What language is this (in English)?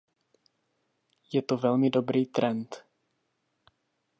Czech